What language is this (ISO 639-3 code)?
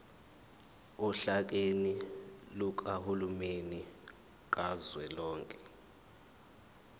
zul